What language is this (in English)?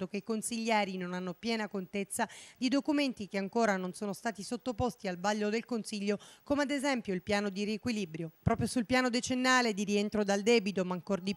Italian